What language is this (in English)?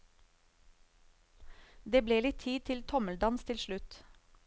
Norwegian